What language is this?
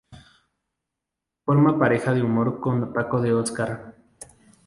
Spanish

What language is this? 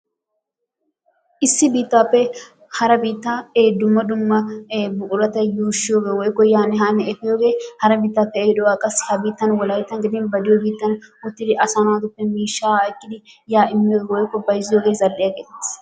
Wolaytta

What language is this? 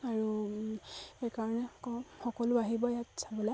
Assamese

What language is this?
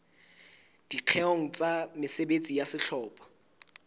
Southern Sotho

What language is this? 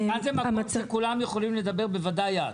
Hebrew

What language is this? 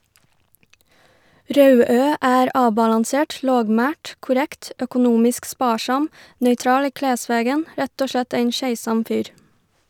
Norwegian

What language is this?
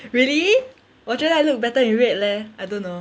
English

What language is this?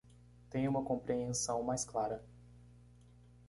Portuguese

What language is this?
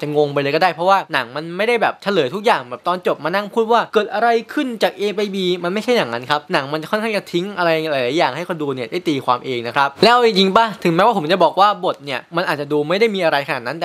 Thai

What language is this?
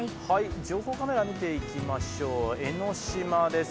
Japanese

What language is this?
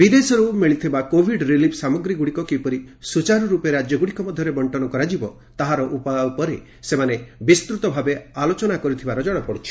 Odia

